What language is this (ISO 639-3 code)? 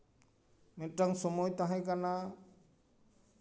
sat